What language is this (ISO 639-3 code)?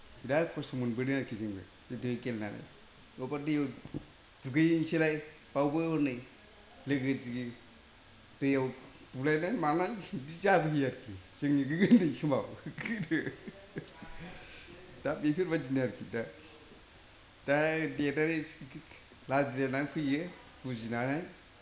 brx